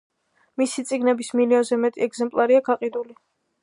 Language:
Georgian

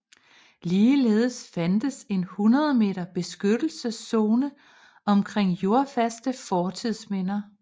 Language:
Danish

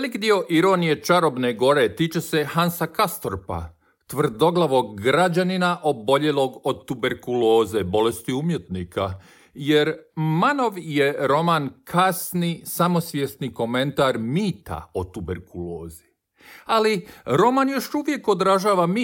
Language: Croatian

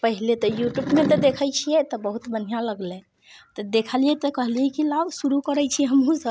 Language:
Maithili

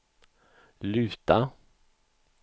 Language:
Swedish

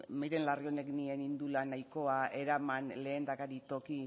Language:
Basque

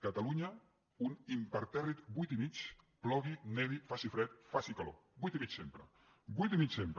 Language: Catalan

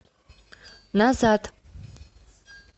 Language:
Russian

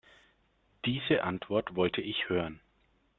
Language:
German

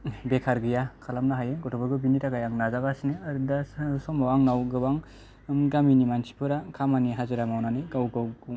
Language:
Bodo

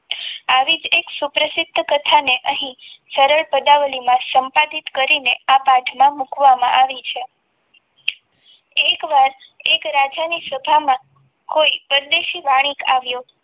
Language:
Gujarati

